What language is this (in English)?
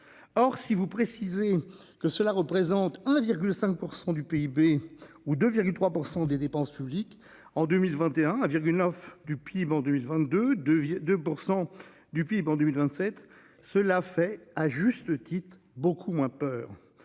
French